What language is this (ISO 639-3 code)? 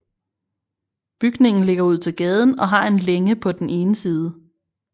dan